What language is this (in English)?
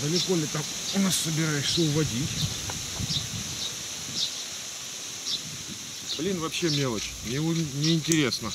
Russian